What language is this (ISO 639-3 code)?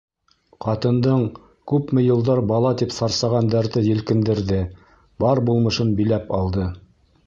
bak